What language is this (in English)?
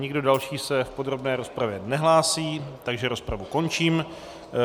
Czech